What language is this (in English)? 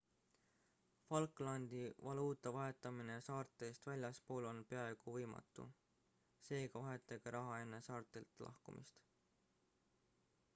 Estonian